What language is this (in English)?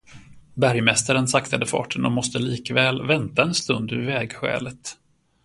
Swedish